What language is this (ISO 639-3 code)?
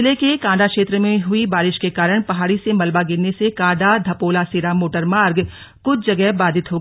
hin